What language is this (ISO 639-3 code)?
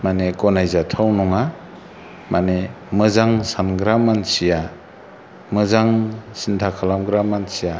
brx